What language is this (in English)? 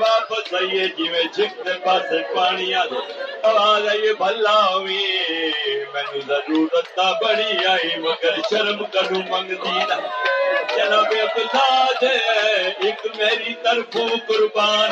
Urdu